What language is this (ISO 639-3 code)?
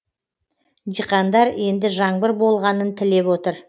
kaz